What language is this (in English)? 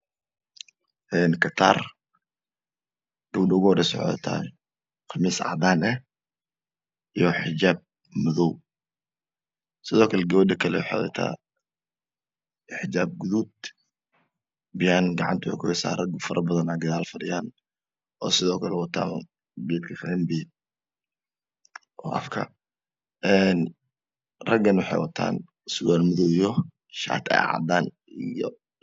Somali